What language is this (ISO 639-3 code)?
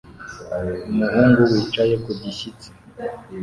kin